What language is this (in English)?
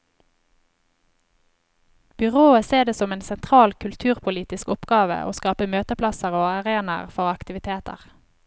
Norwegian